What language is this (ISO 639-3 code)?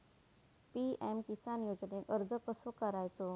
mar